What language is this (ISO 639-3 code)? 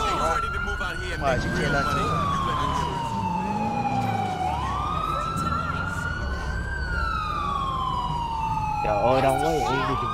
vie